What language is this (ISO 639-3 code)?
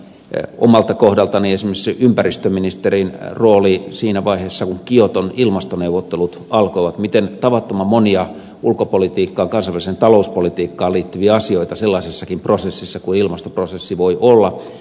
fin